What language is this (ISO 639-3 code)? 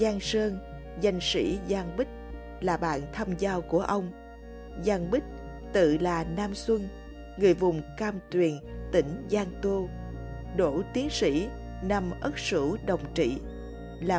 vie